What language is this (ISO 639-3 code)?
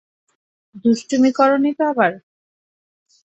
ben